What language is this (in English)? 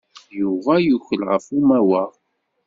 Kabyle